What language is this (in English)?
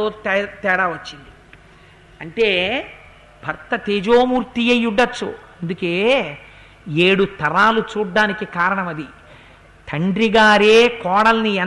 Telugu